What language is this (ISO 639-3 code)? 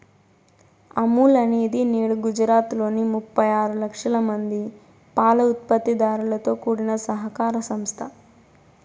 tel